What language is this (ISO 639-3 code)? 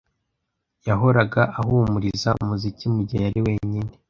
kin